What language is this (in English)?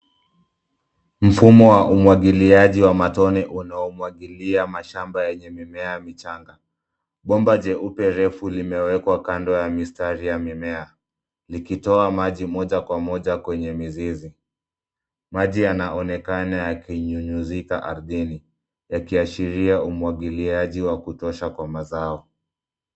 Swahili